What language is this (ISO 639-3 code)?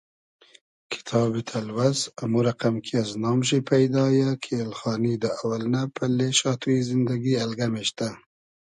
haz